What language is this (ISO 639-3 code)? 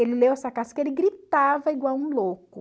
por